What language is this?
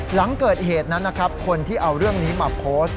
Thai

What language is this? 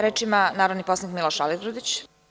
Serbian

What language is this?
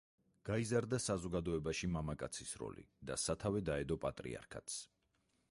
Georgian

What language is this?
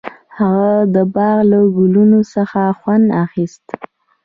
Pashto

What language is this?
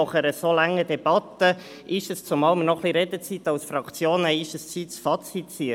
Swiss German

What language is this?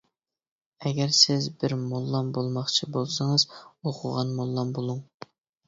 Uyghur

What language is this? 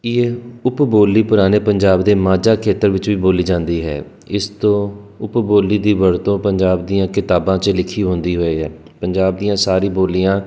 Punjabi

